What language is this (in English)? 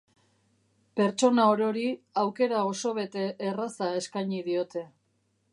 Basque